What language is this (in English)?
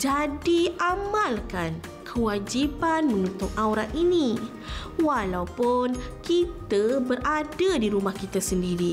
Malay